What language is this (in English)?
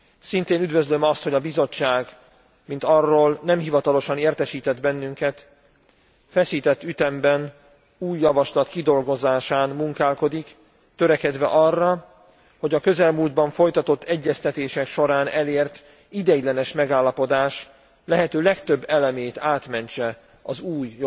Hungarian